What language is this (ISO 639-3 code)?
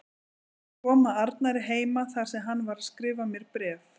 isl